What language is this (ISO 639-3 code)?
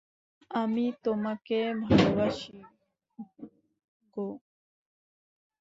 ben